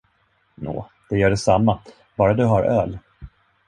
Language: Swedish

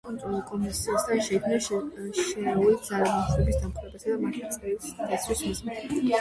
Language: Georgian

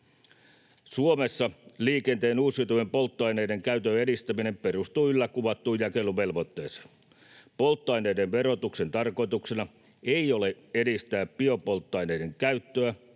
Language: Finnish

